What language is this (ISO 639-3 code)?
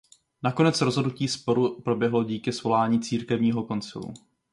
ces